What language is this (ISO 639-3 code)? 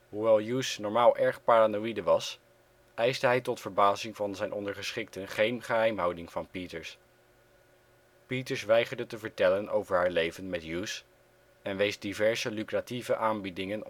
nld